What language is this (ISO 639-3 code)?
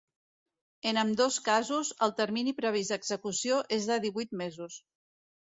cat